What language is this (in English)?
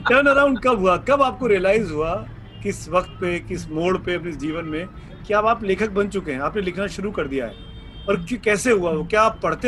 Hindi